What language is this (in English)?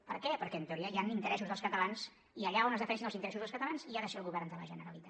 Catalan